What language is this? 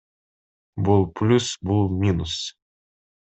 Kyrgyz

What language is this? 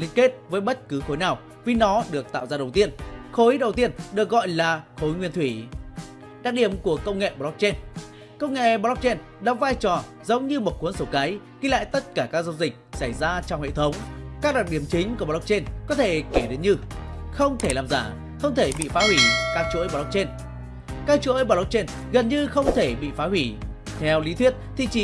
Vietnamese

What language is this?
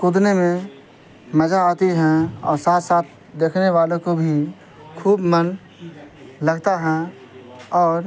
Urdu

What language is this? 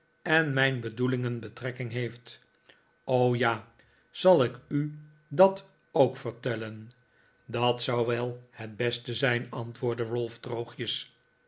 Dutch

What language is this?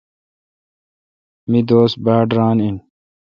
Kalkoti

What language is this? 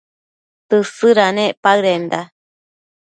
Matsés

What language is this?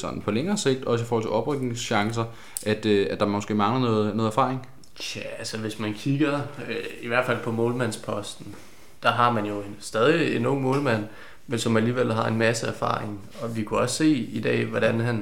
Danish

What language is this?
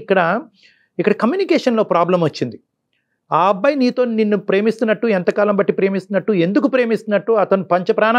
Telugu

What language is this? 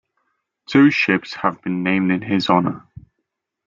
English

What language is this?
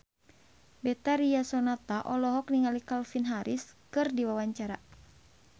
Sundanese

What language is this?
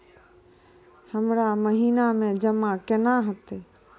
Maithili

